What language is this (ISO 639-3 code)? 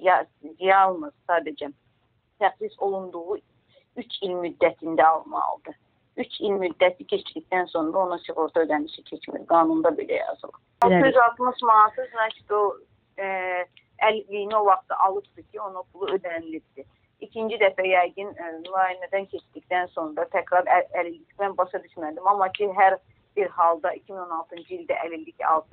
tur